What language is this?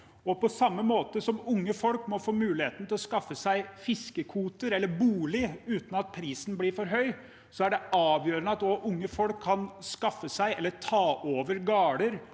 Norwegian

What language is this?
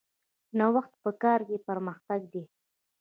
Pashto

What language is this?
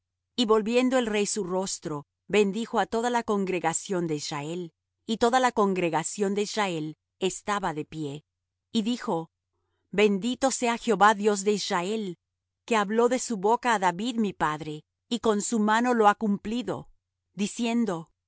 Spanish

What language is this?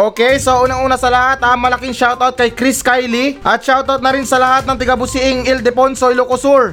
Filipino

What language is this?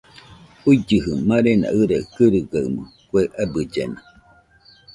Nüpode Huitoto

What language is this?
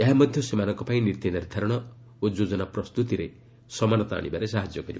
Odia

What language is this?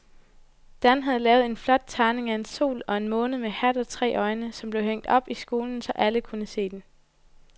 Danish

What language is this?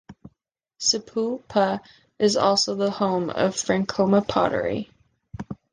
English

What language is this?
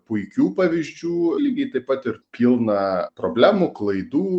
Lithuanian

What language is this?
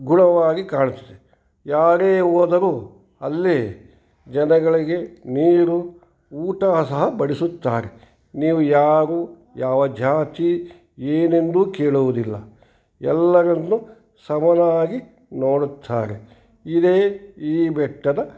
Kannada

